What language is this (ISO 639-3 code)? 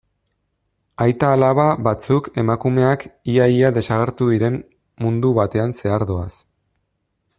eus